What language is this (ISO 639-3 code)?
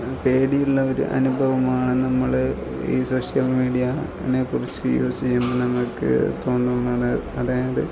mal